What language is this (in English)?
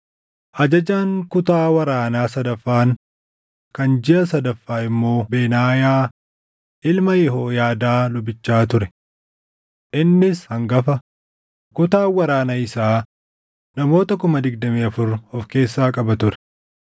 Oromo